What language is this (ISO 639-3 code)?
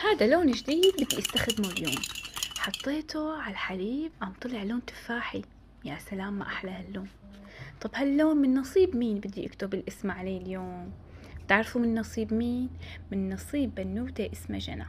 ara